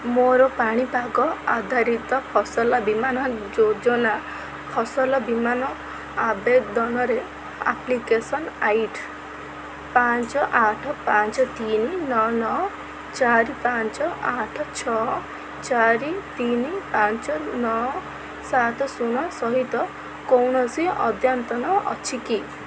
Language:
Odia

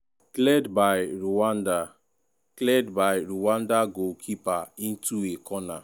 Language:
Nigerian Pidgin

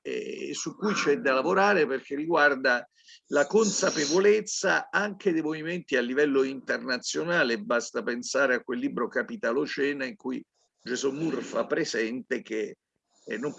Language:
Italian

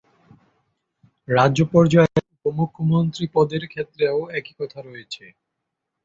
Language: Bangla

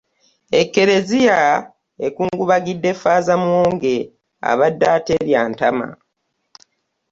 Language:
Ganda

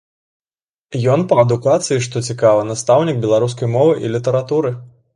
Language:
Belarusian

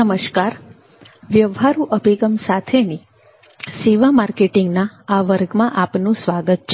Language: Gujarati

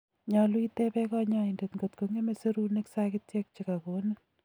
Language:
Kalenjin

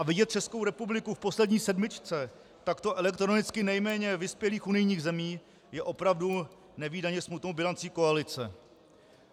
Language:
Czech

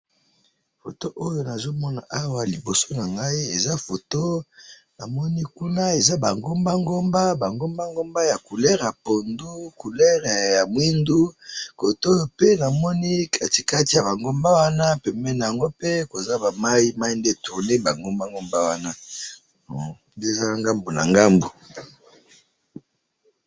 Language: Lingala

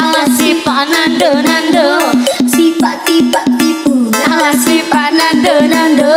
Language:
Indonesian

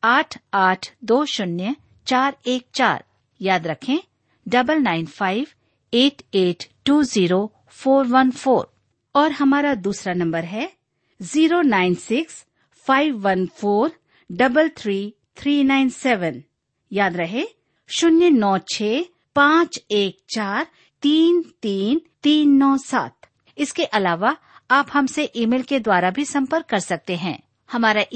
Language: Hindi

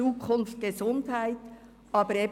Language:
Swiss German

